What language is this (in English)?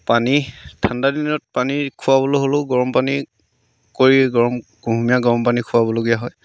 Assamese